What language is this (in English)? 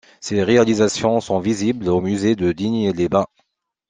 French